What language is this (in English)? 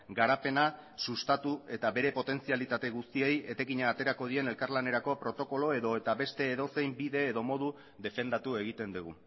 Basque